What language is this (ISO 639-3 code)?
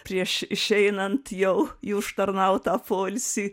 lit